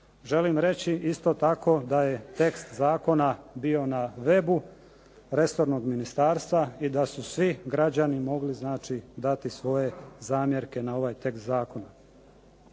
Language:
Croatian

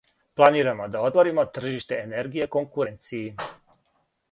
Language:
Serbian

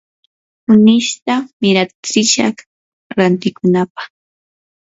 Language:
Yanahuanca Pasco Quechua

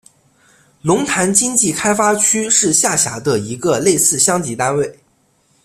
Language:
Chinese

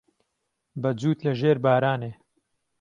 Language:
Central Kurdish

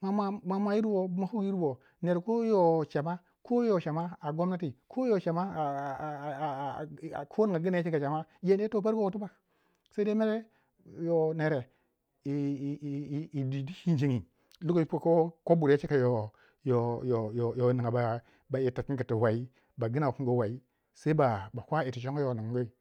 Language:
Waja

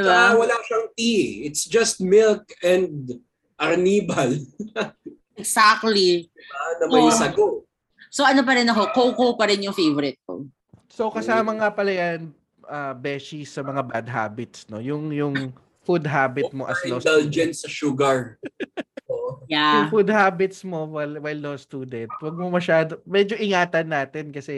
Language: Filipino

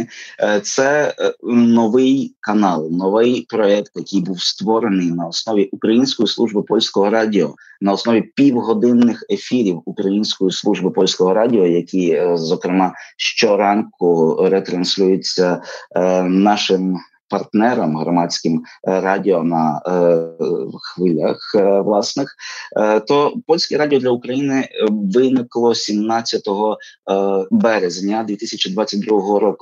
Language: Ukrainian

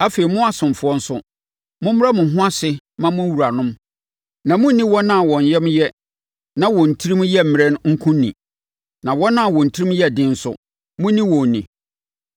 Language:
Akan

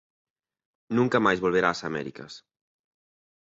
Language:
Galician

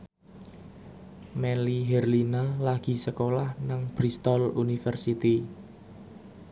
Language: Javanese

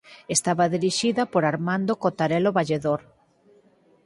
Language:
Galician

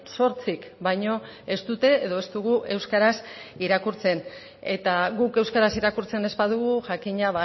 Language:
Basque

